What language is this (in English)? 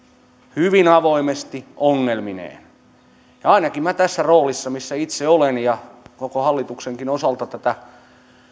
Finnish